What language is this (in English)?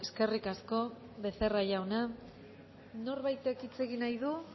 Basque